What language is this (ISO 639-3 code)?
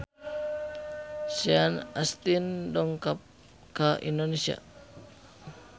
sun